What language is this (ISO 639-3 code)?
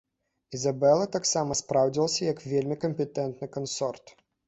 bel